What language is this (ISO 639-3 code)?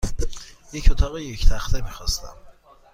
fas